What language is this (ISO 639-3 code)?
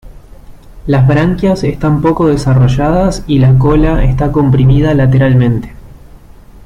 spa